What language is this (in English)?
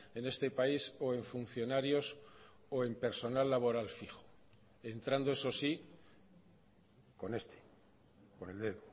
Spanish